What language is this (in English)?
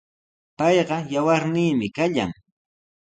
Sihuas Ancash Quechua